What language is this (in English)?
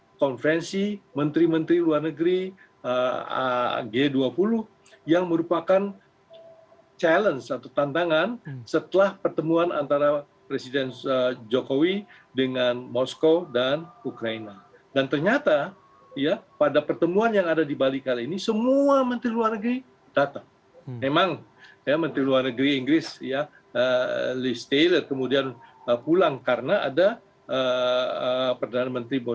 Indonesian